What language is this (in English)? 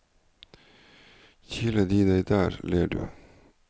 Norwegian